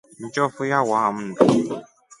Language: Rombo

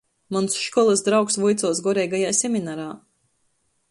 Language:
Latgalian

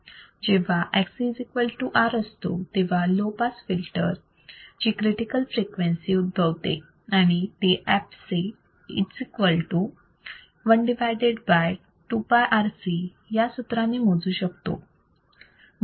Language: Marathi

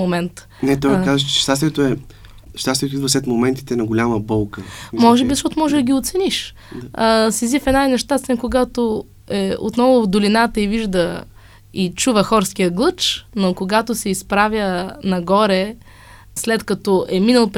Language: Bulgarian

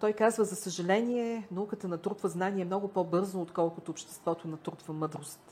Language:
Bulgarian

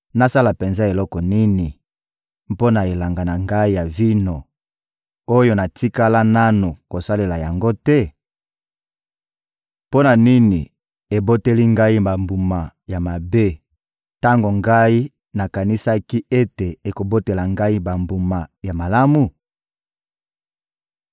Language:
Lingala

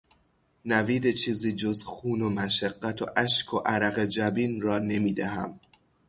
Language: Persian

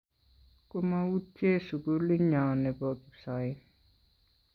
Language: Kalenjin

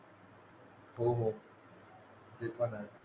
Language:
Marathi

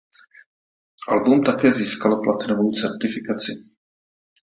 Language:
Czech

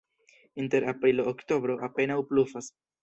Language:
Esperanto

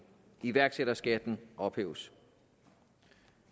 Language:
Danish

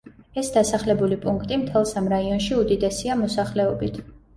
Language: Georgian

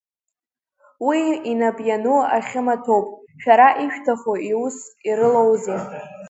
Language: Abkhazian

